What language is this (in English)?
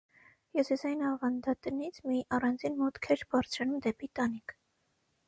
Armenian